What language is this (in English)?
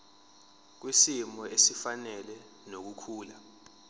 Zulu